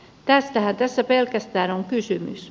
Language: Finnish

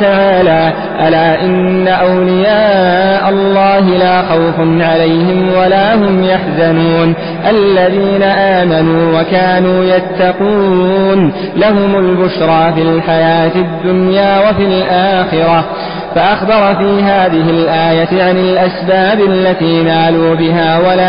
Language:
Arabic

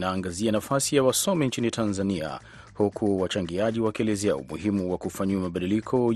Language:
Swahili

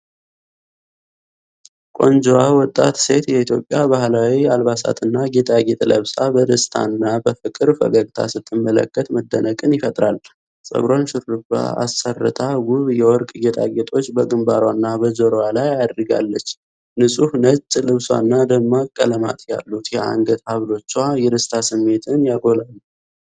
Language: Amharic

